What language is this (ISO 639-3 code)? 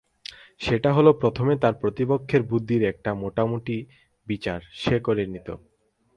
ben